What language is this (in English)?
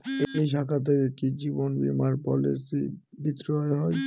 Bangla